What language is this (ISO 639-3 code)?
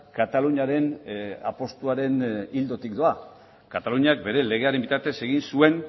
eus